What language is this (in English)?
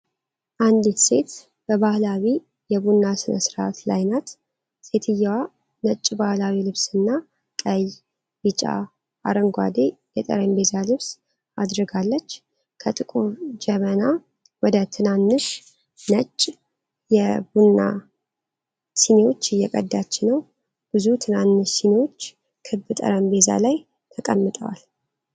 Amharic